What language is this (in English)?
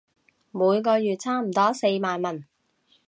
Cantonese